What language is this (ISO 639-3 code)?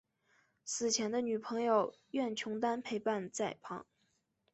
zho